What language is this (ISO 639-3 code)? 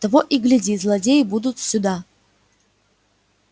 rus